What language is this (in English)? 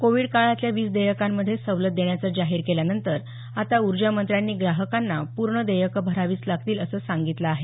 Marathi